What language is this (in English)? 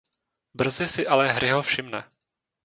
Czech